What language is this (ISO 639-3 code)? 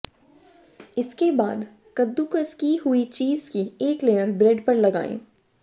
hin